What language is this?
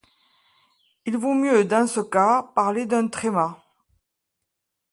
French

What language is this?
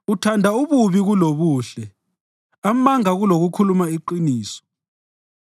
North Ndebele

